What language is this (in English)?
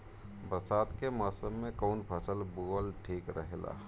Bhojpuri